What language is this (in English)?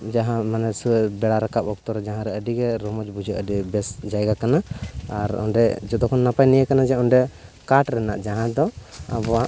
Santali